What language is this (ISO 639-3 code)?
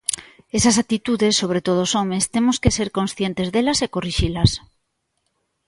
glg